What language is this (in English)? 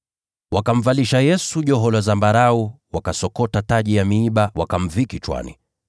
Swahili